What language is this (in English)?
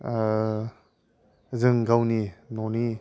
Bodo